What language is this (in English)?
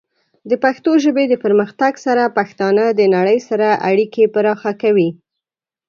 Pashto